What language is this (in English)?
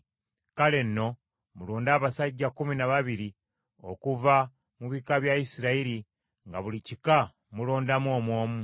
Ganda